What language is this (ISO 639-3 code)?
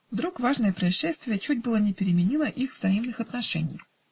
rus